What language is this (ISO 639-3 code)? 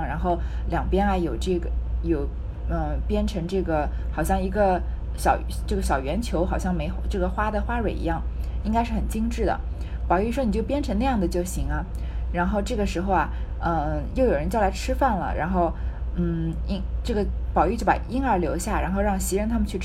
zho